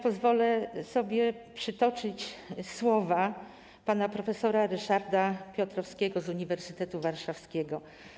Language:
Polish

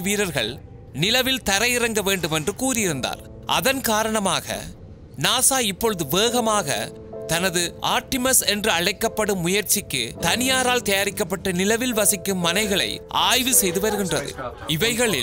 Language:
English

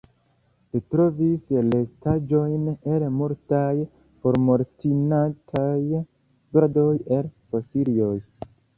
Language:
Esperanto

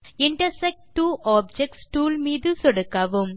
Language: Tamil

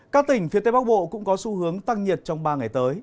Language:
Vietnamese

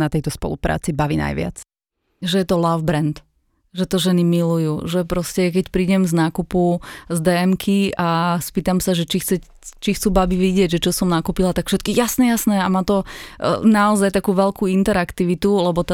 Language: Slovak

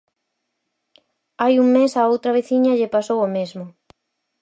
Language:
Galician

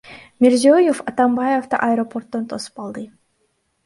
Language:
Kyrgyz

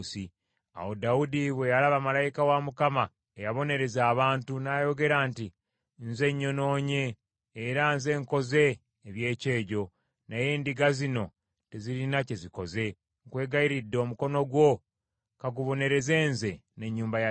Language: Ganda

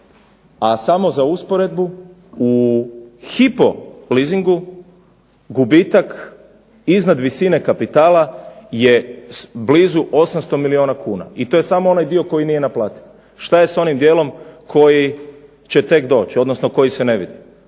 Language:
Croatian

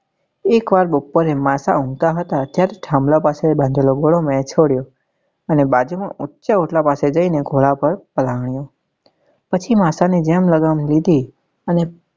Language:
Gujarati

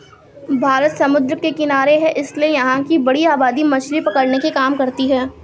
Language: Hindi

